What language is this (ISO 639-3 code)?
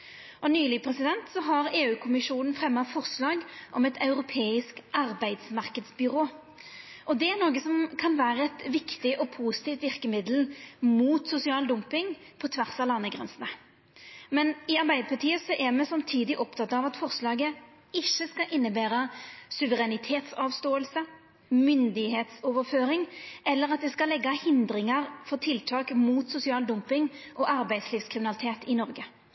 nno